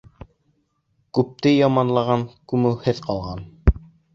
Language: Bashkir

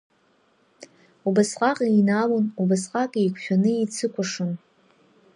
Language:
Abkhazian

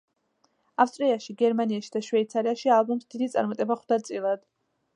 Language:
Georgian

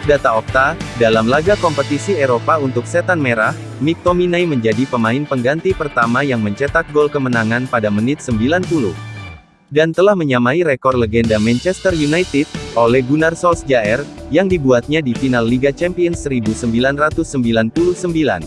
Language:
Indonesian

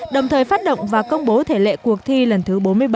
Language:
Vietnamese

